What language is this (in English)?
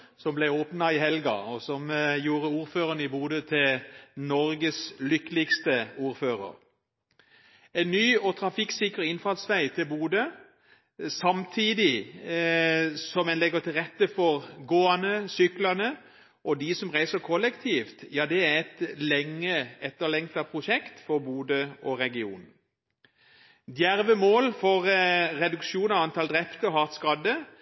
Norwegian Bokmål